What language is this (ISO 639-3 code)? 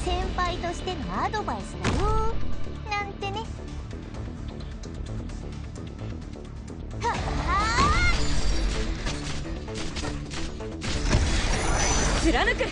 jpn